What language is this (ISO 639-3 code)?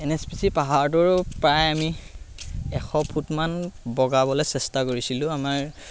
asm